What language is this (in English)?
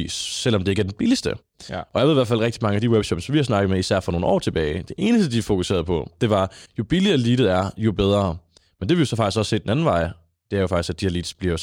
Danish